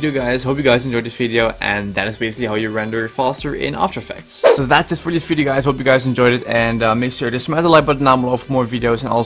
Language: English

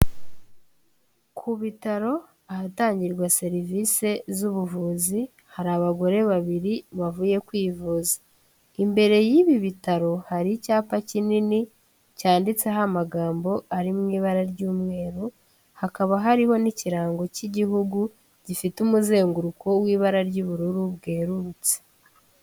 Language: Kinyarwanda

